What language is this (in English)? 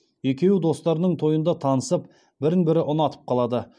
Kazakh